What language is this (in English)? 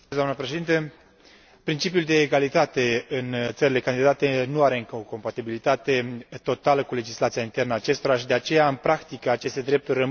Romanian